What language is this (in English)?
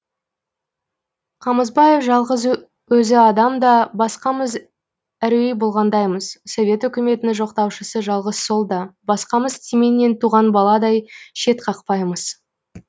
Kazakh